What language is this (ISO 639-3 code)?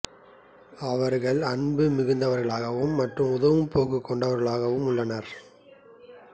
tam